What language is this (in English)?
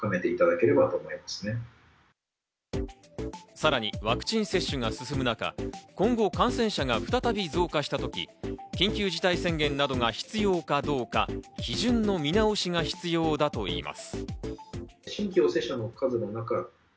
Japanese